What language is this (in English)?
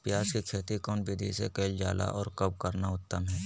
Magahi